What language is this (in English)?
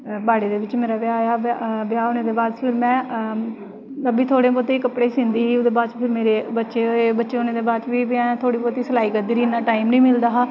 Dogri